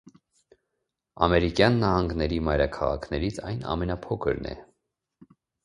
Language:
Armenian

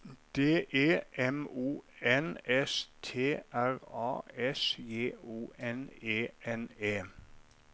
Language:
Norwegian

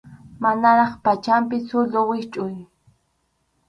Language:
Arequipa-La Unión Quechua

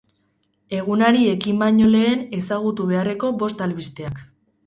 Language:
Basque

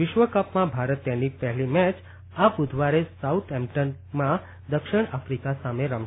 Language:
Gujarati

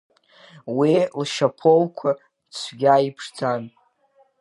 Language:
Abkhazian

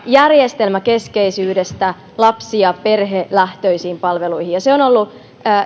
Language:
Finnish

